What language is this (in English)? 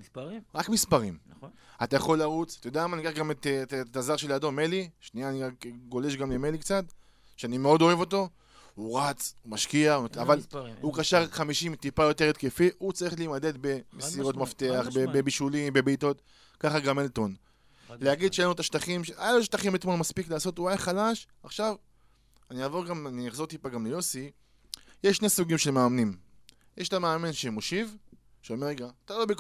Hebrew